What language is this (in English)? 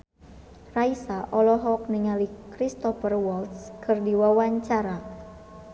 Sundanese